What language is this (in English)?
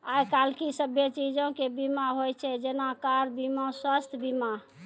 Maithili